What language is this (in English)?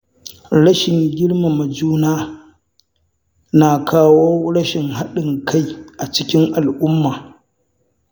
Hausa